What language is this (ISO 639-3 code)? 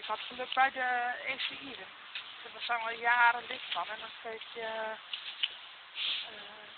nld